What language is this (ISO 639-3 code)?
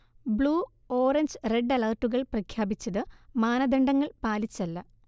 mal